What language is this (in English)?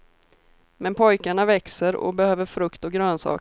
Swedish